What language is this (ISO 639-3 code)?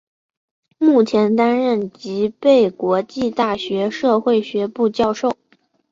zho